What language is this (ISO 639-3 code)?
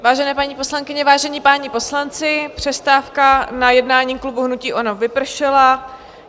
ces